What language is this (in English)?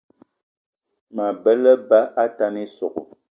Eton (Cameroon)